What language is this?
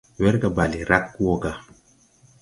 Tupuri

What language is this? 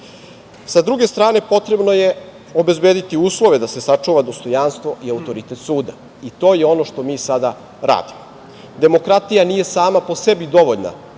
Serbian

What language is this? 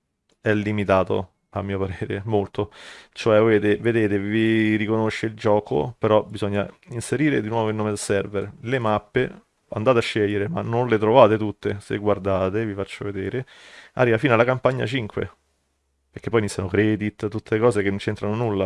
Italian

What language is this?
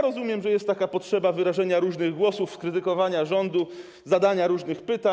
Polish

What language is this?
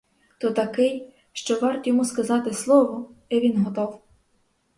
Ukrainian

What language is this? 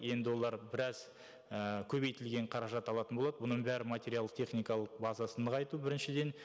Kazakh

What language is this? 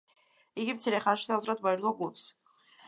Georgian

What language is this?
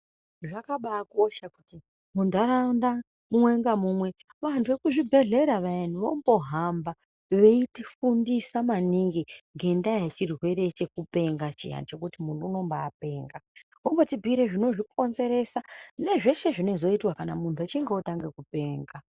Ndau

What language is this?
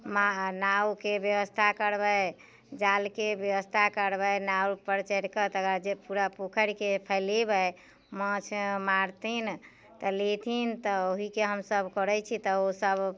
Maithili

